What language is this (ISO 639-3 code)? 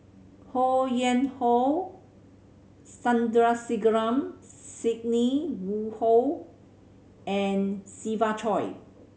eng